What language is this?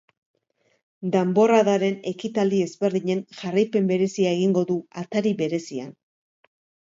Basque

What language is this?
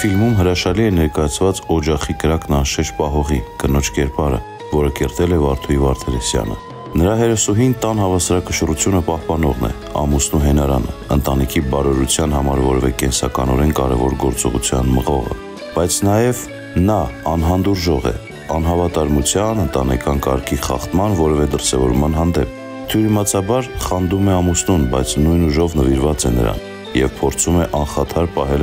Arabic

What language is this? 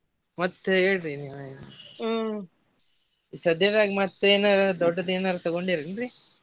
Kannada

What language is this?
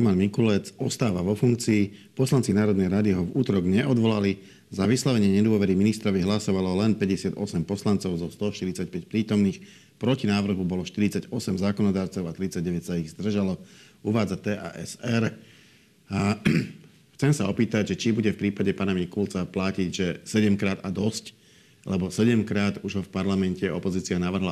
Slovak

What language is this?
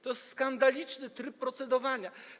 Polish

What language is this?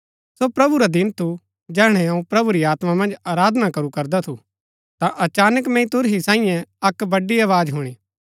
Gaddi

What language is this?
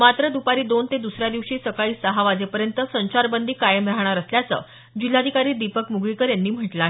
Marathi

